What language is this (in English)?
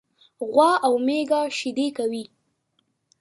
Pashto